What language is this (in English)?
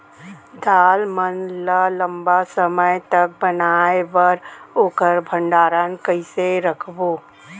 Chhattisgarhi